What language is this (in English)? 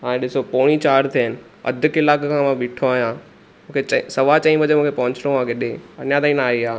Sindhi